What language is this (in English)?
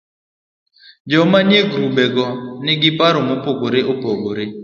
Luo (Kenya and Tanzania)